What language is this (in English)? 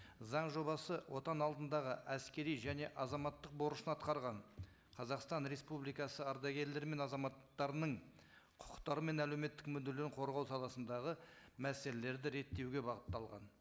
Kazakh